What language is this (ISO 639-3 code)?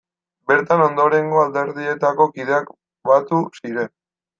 eus